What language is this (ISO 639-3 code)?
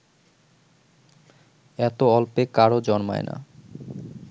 ben